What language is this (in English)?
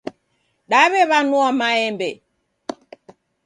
Taita